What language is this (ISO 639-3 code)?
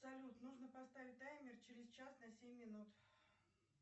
rus